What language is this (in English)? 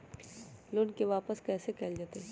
Magahi